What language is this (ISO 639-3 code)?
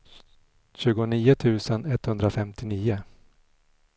swe